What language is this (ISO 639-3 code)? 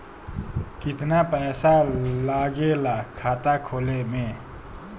bho